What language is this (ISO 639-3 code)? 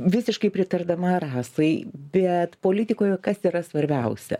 lit